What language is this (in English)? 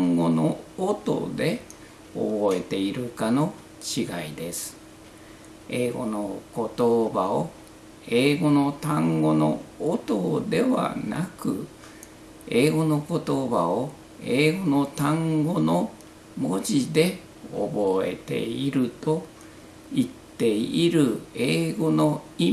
Japanese